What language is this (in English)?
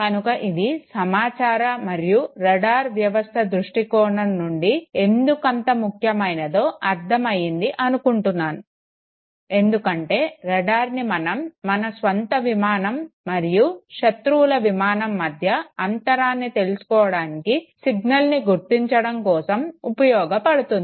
Telugu